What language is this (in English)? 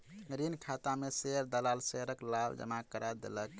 Maithili